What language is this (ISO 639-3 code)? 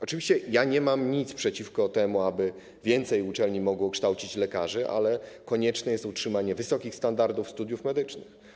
pol